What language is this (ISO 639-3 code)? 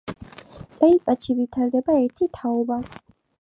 kat